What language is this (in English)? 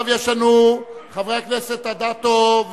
Hebrew